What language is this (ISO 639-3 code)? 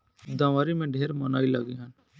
bho